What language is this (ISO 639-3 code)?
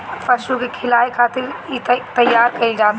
bho